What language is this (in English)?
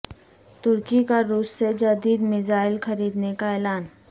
Urdu